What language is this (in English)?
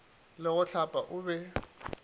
Northern Sotho